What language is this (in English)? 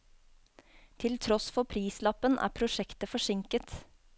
Norwegian